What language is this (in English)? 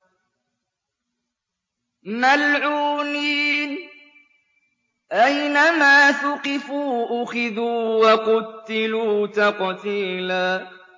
Arabic